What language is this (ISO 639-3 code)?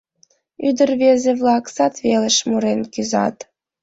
chm